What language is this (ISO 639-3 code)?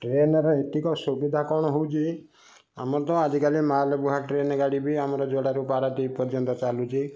ori